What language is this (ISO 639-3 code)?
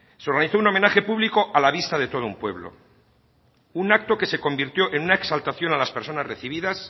spa